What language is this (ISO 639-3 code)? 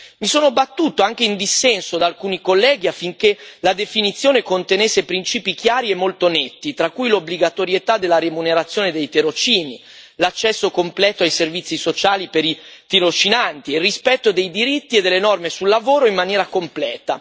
ita